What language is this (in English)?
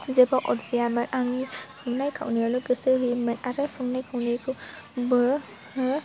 Bodo